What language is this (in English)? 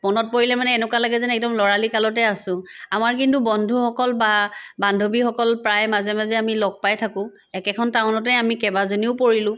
Assamese